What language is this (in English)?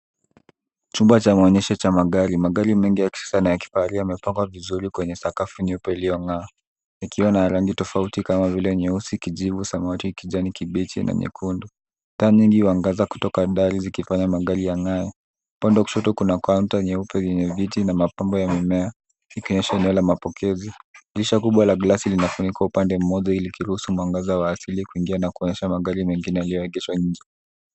Swahili